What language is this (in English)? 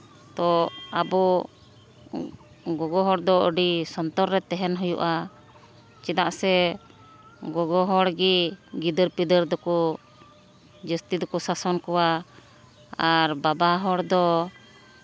Santali